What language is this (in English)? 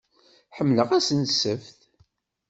Kabyle